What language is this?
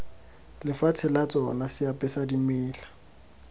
Tswana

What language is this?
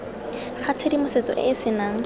Tswana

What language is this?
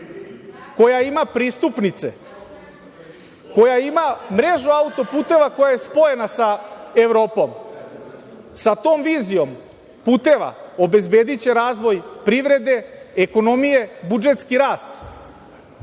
Serbian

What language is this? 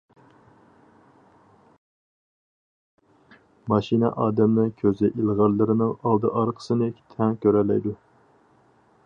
Uyghur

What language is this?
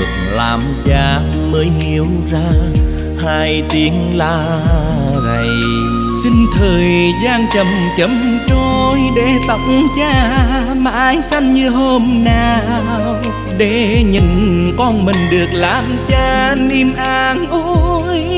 Vietnamese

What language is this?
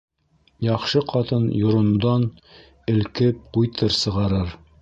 Bashkir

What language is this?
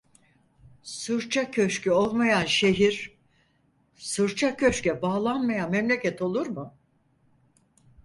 Turkish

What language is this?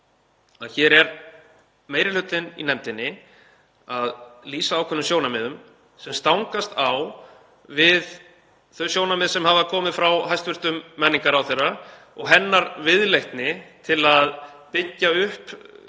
Icelandic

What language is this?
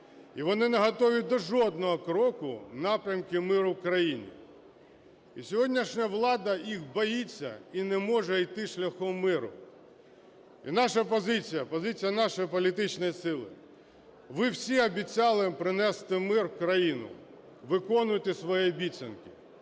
Ukrainian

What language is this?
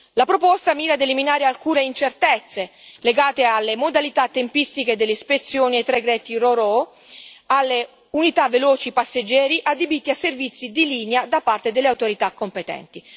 Italian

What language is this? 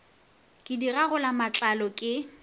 Northern Sotho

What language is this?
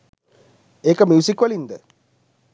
Sinhala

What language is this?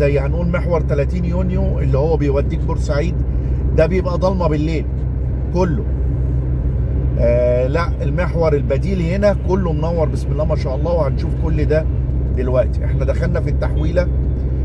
Arabic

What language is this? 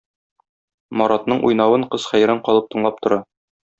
Tatar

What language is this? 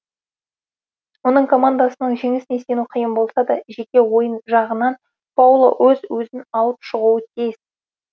Kazakh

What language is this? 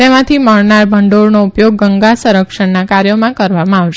Gujarati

